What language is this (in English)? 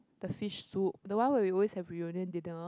English